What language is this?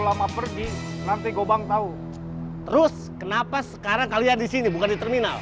Indonesian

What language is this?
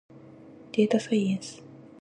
Japanese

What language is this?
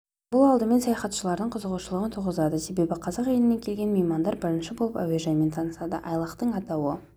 Kazakh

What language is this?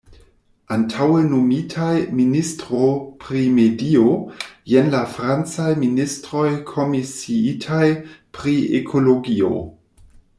Esperanto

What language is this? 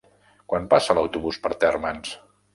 Catalan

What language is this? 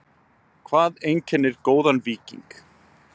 Icelandic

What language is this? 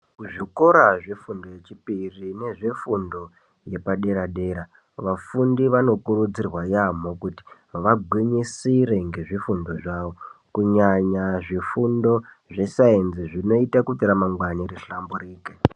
Ndau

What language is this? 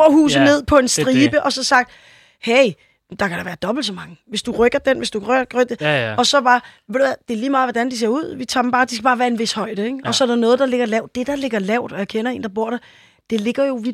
Danish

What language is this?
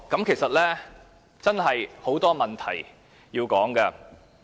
Cantonese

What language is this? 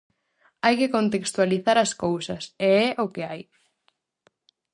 Galician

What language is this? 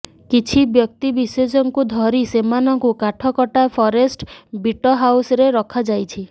Odia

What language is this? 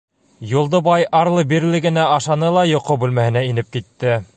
Bashkir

